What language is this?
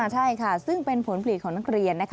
Thai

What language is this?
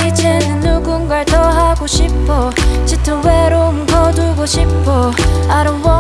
Korean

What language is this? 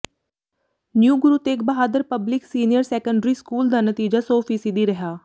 Punjabi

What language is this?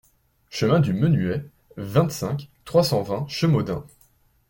French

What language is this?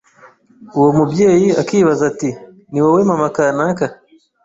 Kinyarwanda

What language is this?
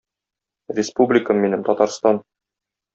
Tatar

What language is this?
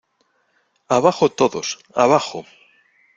Spanish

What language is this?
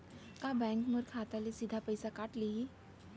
Chhattisgarhi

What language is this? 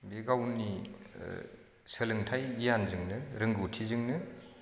Bodo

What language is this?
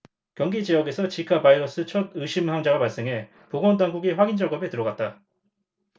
Korean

